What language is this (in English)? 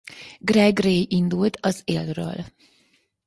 Hungarian